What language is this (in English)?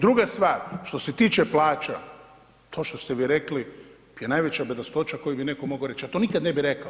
Croatian